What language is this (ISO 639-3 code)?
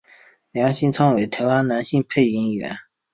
zho